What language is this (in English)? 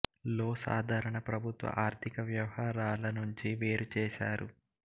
Telugu